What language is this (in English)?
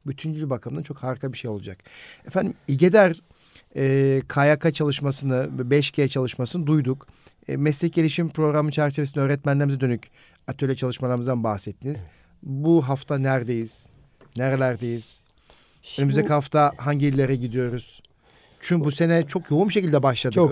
Turkish